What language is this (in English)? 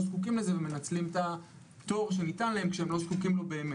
Hebrew